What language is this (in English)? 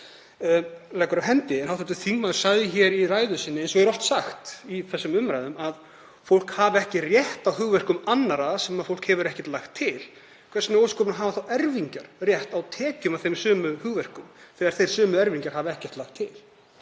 Icelandic